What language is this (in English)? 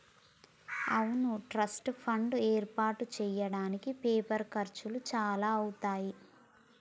Telugu